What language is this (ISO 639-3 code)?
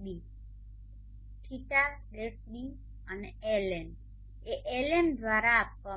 guj